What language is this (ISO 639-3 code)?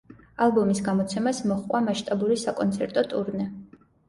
kat